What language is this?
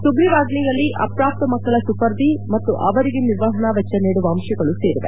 Kannada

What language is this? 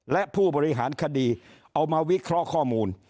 Thai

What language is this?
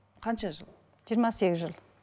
Kazakh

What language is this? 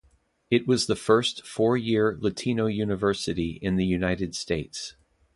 English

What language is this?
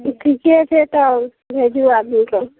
Maithili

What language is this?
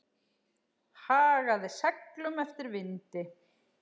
Icelandic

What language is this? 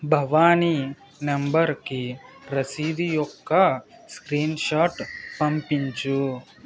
Telugu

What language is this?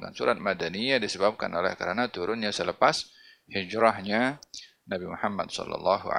Malay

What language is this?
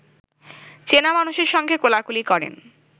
Bangla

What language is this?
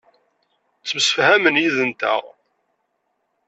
Kabyle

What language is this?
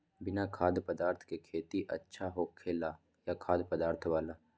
Magahi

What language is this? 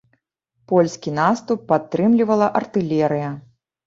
Belarusian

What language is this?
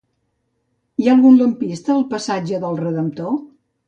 Catalan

